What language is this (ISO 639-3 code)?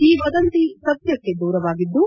kan